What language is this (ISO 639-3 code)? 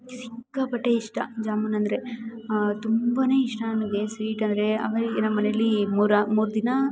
kan